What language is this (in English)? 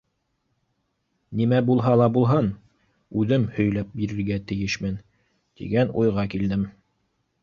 Bashkir